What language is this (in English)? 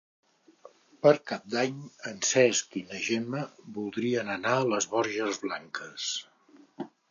Catalan